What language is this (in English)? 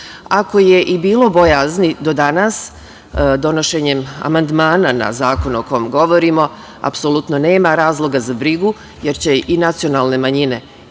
Serbian